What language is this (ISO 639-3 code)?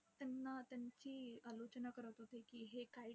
mar